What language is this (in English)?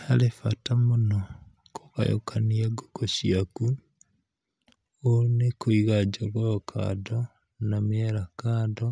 Kikuyu